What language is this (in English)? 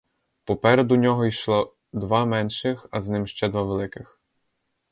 Ukrainian